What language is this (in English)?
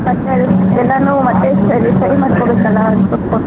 Kannada